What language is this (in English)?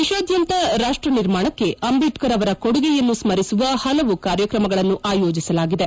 Kannada